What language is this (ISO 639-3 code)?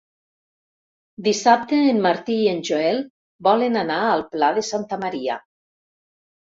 cat